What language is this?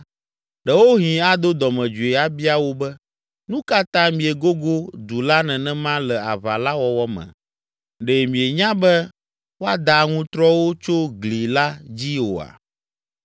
Ewe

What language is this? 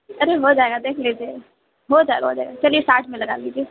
Urdu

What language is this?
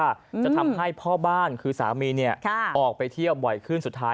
Thai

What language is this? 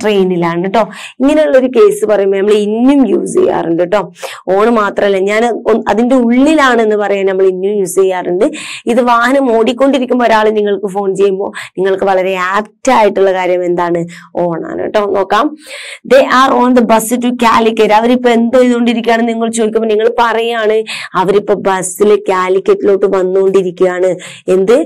Malayalam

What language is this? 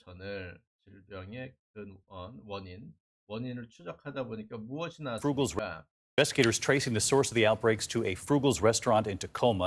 Korean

